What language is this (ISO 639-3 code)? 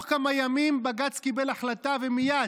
heb